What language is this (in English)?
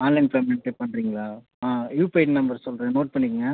Tamil